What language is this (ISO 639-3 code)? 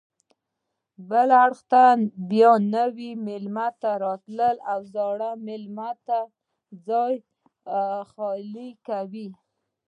pus